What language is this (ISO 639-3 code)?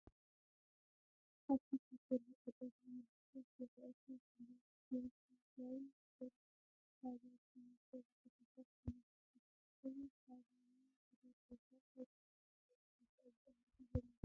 tir